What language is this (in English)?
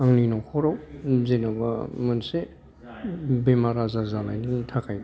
Bodo